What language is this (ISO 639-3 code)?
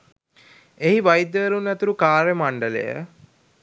sin